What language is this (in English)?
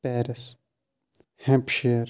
Kashmiri